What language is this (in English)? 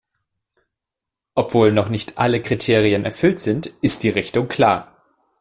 German